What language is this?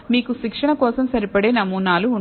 Telugu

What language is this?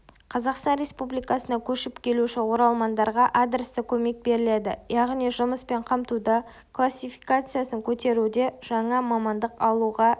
Kazakh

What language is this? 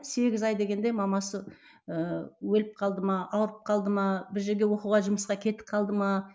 Kazakh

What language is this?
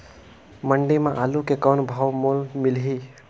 Chhattisgarhi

